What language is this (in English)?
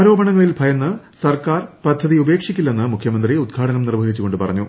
Malayalam